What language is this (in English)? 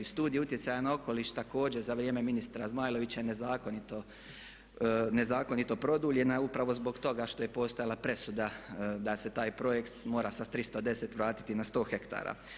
Croatian